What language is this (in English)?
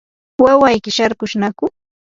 Yanahuanca Pasco Quechua